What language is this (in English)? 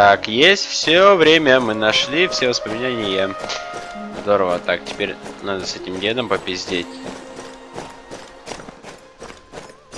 Russian